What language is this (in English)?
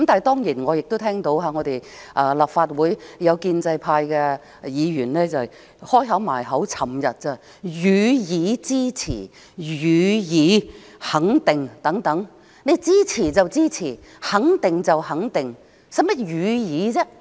Cantonese